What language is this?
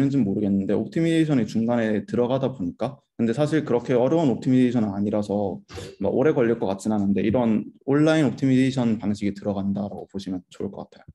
Korean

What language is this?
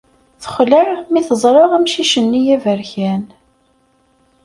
Kabyle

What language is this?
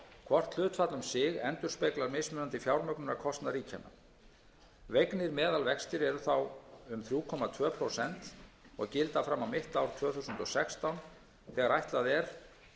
Icelandic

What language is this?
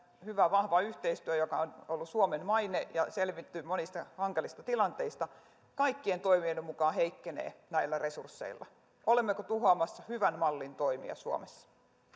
Finnish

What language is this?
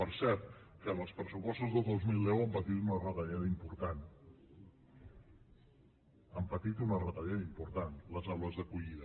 Catalan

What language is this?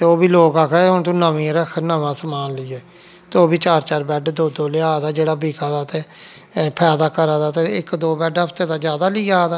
Dogri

